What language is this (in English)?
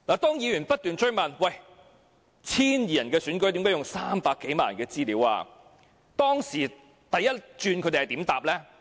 Cantonese